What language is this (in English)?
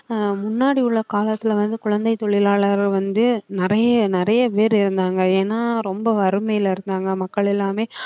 Tamil